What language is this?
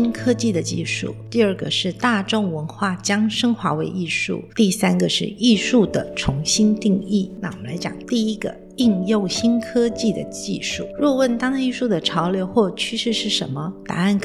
Chinese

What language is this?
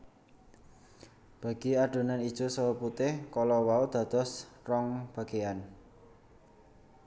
Javanese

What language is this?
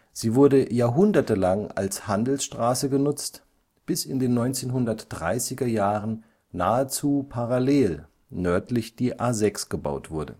German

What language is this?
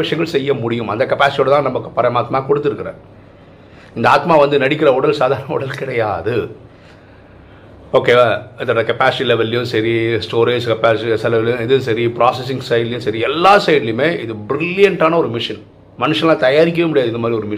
Tamil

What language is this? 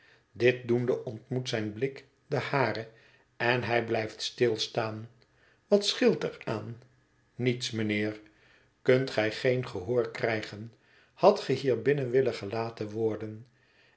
Dutch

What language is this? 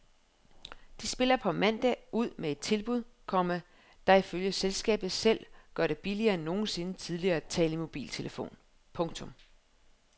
Danish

